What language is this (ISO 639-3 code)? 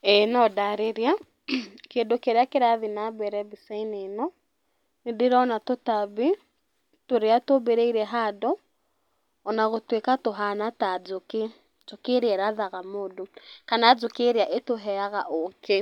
kik